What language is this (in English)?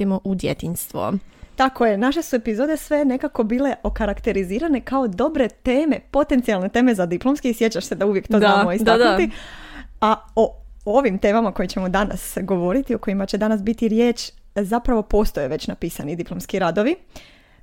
Croatian